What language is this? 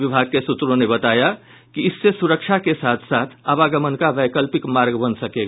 Hindi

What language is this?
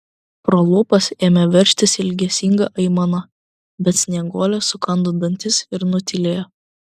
Lithuanian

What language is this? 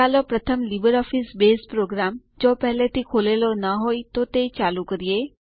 Gujarati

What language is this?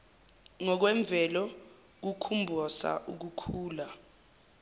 Zulu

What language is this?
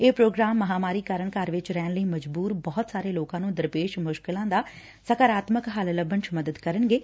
Punjabi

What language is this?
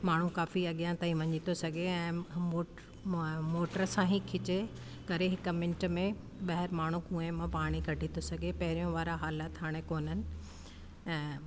Sindhi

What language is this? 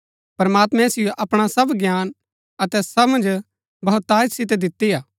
Gaddi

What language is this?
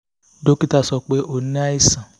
Yoruba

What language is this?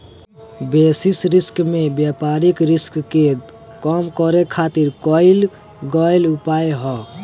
Bhojpuri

